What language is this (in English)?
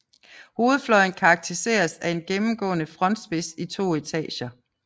Danish